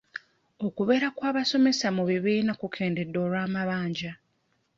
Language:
Ganda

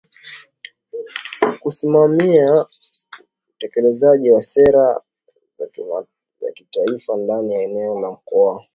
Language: Swahili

